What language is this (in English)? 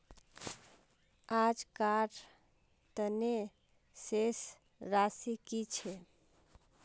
Magahi